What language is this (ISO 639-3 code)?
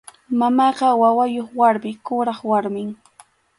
qxu